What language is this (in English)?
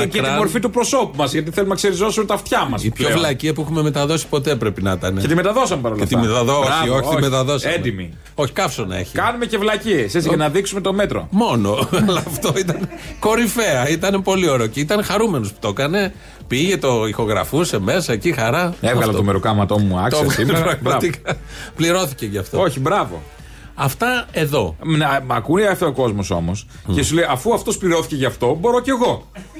Greek